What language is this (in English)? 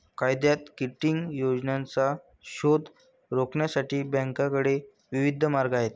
Marathi